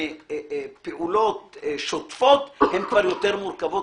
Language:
Hebrew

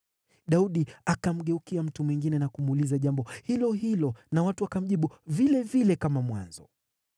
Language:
Swahili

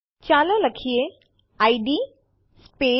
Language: Gujarati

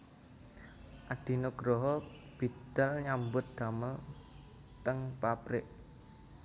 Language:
Javanese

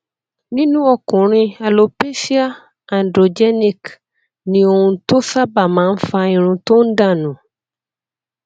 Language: Yoruba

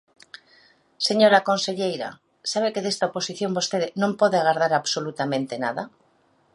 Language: Galician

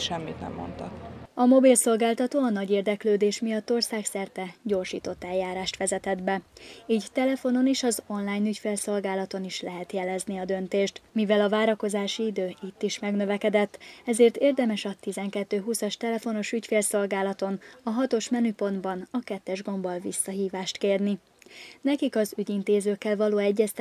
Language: Hungarian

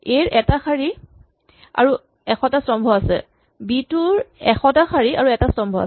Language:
Assamese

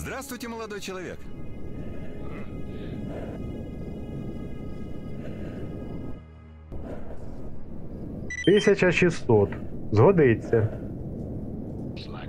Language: Ukrainian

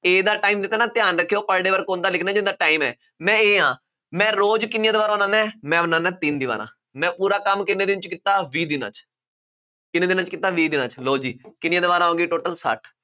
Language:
Punjabi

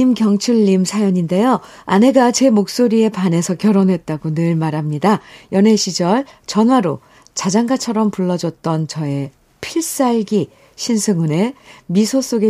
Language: Korean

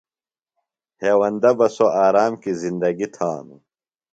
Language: Phalura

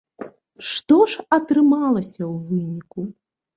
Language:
Belarusian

